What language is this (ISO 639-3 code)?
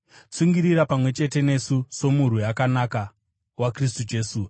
sna